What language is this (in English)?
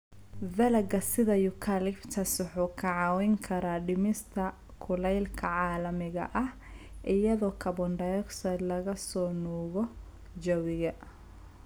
Somali